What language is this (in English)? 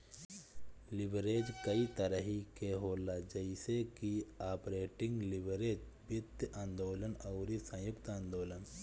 Bhojpuri